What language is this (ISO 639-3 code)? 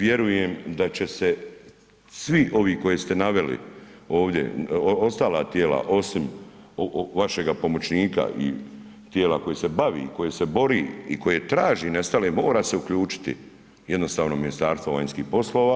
hrv